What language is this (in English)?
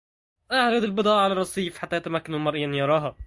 Arabic